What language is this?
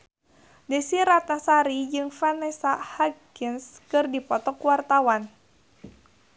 Sundanese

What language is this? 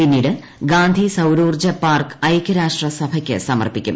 Malayalam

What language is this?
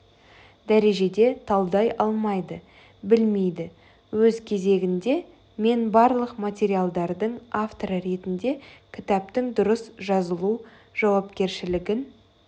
Kazakh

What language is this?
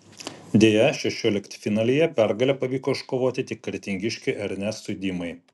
Lithuanian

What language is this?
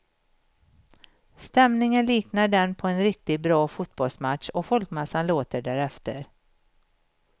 Swedish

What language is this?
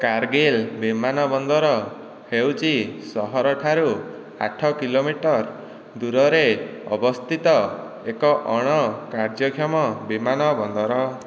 Odia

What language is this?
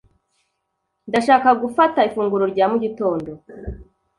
Kinyarwanda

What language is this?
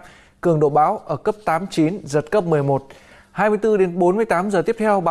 Vietnamese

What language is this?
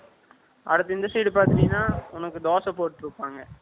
Tamil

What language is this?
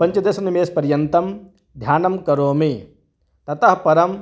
Sanskrit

